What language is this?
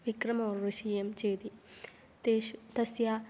Sanskrit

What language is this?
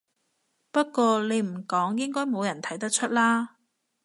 Cantonese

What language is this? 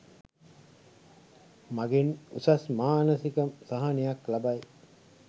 Sinhala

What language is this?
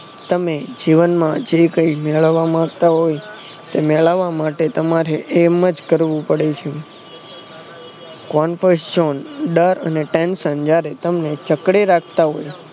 Gujarati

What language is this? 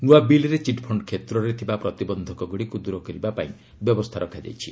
Odia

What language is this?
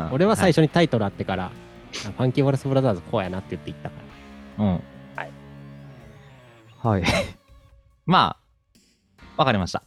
Japanese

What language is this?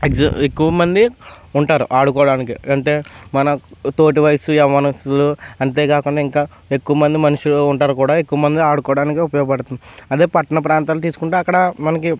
Telugu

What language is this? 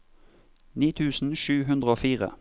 Norwegian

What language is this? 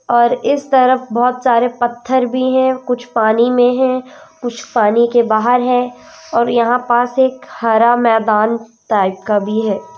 Hindi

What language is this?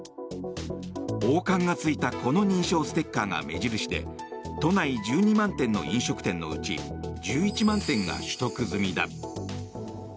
Japanese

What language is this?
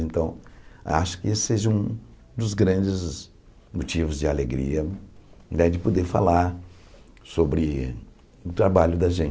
Portuguese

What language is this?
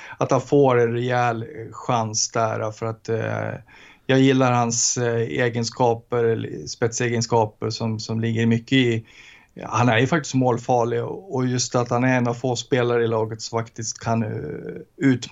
Swedish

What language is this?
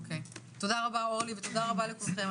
Hebrew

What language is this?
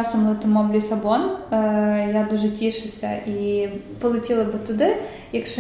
Ukrainian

